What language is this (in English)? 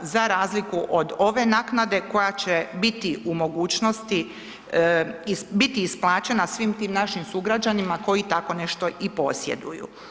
Croatian